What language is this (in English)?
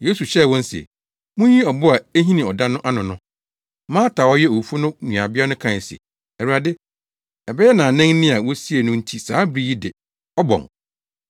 Akan